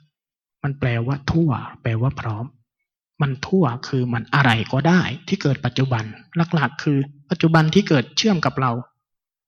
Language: Thai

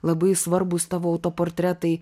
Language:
Lithuanian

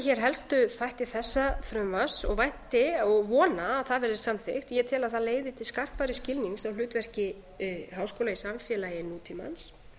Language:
Icelandic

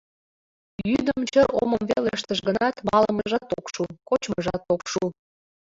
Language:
Mari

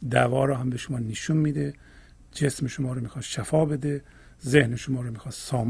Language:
Persian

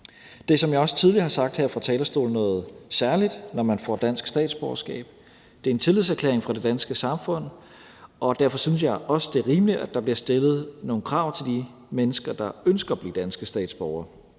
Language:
Danish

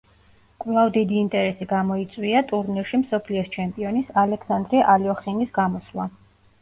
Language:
Georgian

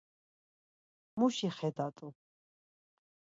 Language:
Laz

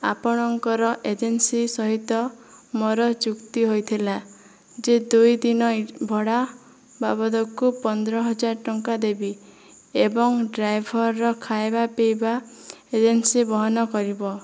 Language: Odia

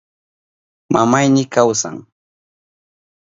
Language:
Southern Pastaza Quechua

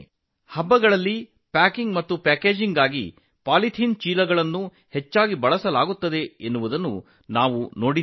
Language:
Kannada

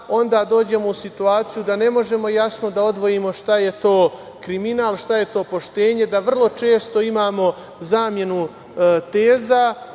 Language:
Serbian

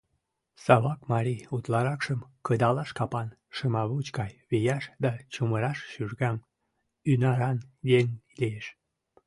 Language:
Mari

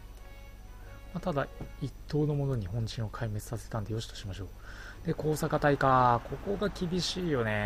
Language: Japanese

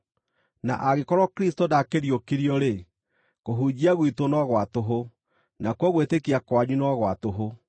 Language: Kikuyu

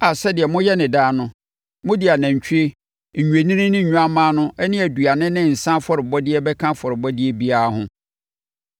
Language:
Akan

